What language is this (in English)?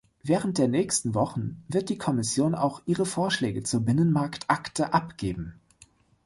German